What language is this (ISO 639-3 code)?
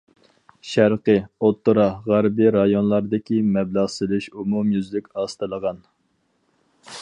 uig